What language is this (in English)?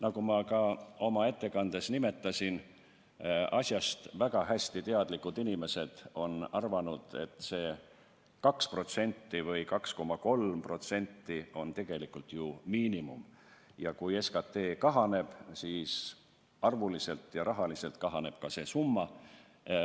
Estonian